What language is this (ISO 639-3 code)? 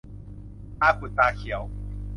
tha